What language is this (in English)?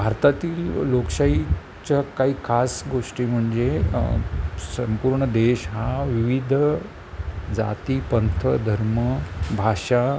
Marathi